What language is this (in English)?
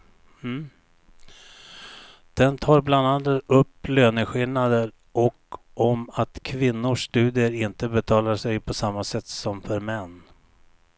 Swedish